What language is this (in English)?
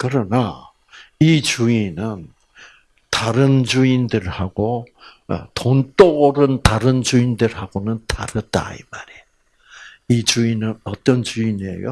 Korean